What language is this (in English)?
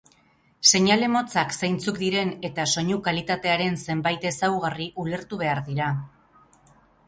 Basque